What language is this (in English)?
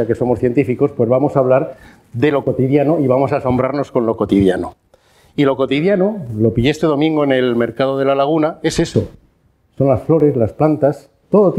Spanish